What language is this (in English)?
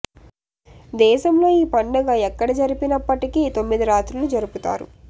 Telugu